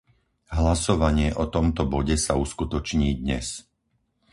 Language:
Slovak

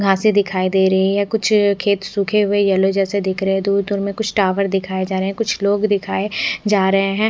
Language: Hindi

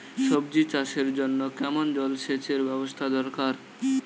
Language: Bangla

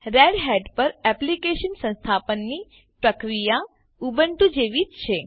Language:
Gujarati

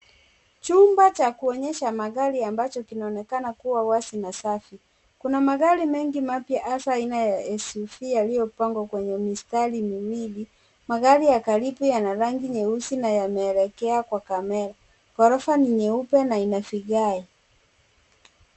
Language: Swahili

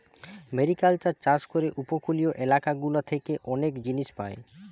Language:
Bangla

